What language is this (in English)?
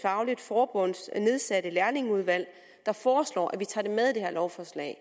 Danish